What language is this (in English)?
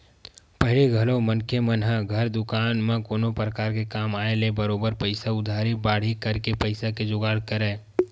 Chhattisgarhi